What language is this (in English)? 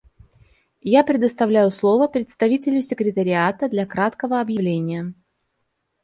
Russian